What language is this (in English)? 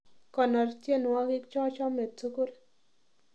Kalenjin